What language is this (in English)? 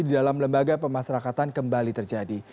Indonesian